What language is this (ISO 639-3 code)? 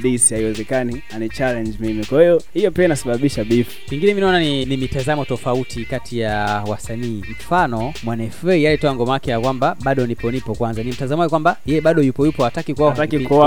swa